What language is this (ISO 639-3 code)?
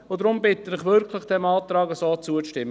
gsw